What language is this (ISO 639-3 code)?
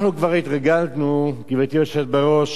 heb